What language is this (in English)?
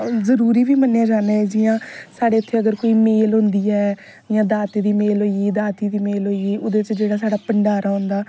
Dogri